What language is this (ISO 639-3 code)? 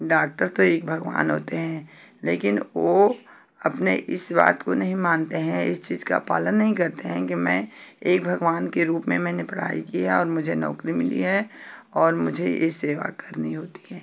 hin